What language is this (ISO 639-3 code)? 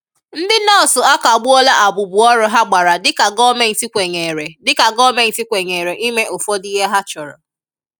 ibo